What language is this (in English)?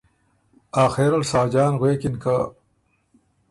Ormuri